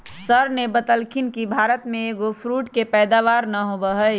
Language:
Magahi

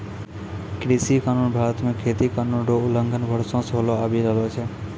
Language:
Maithili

